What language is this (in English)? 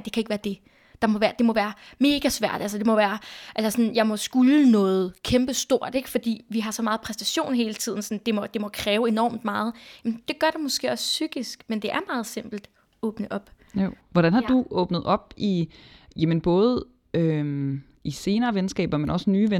Danish